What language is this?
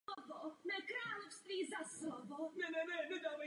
Czech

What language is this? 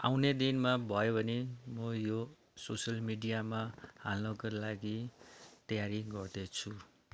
Nepali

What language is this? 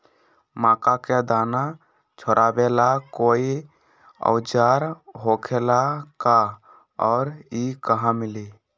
Magahi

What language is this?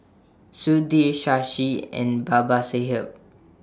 English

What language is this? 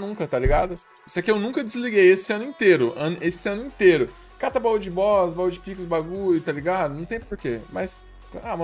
Portuguese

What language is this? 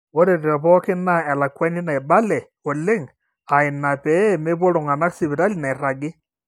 Masai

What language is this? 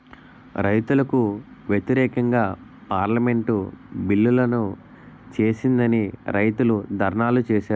Telugu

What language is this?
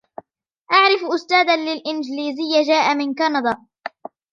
Arabic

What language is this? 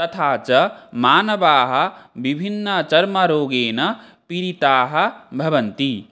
Sanskrit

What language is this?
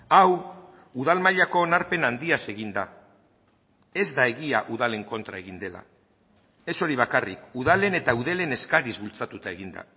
Basque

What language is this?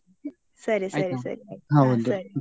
Kannada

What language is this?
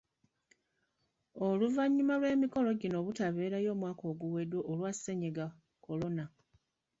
Ganda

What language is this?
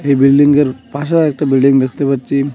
Bangla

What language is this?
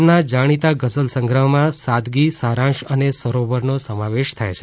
Gujarati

